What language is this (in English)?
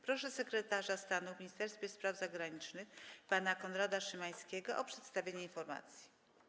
Polish